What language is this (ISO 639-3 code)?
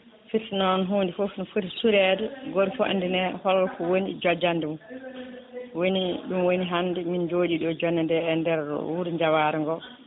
ful